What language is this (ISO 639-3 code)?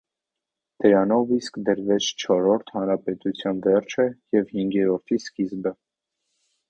hye